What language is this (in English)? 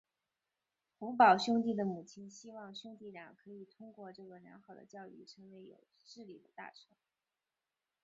Chinese